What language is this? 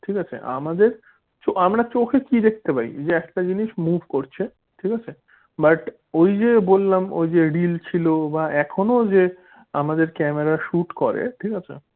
Bangla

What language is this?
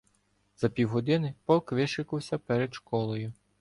Ukrainian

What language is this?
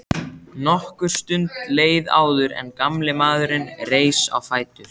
Icelandic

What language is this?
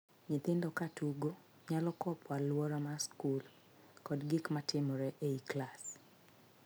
Luo (Kenya and Tanzania)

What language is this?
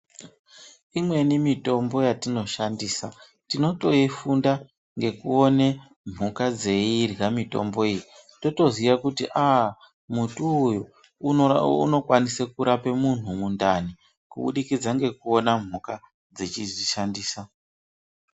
Ndau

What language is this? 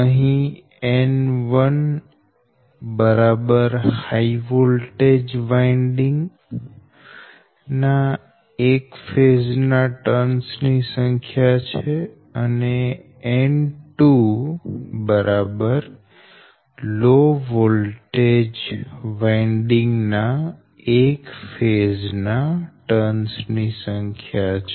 Gujarati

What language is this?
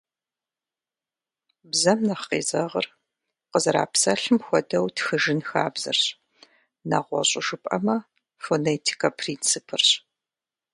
Kabardian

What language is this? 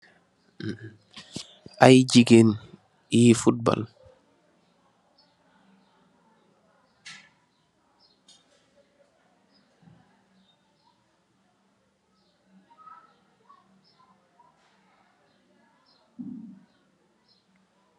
Wolof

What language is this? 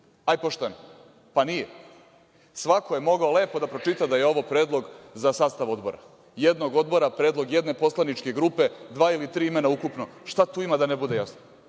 Serbian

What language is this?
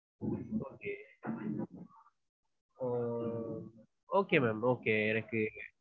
Tamil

